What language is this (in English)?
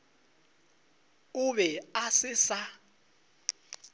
Northern Sotho